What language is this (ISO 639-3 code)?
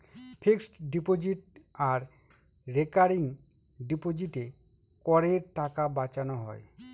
ben